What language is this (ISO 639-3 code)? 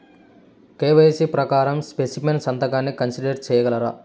tel